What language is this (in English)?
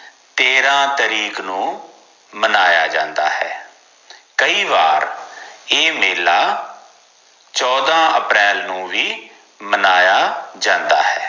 Punjabi